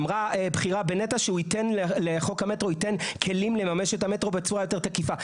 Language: Hebrew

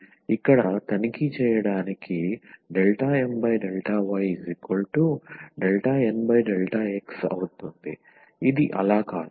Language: Telugu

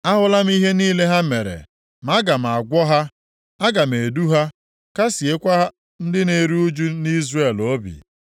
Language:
Igbo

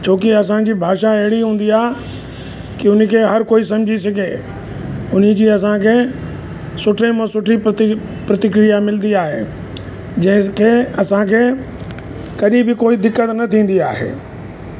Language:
Sindhi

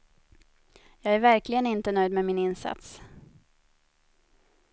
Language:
Swedish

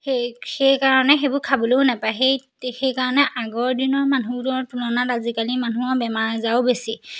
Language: Assamese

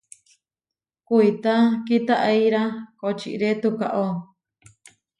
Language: Huarijio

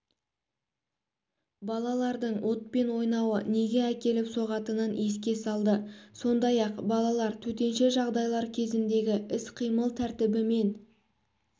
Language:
Kazakh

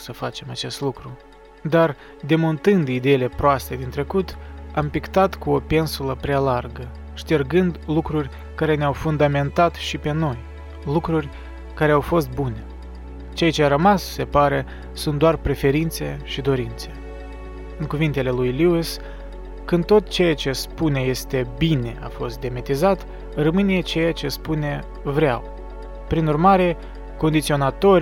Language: Romanian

